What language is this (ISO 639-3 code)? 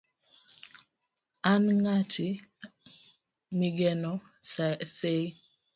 luo